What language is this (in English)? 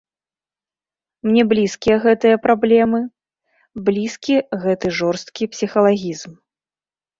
Belarusian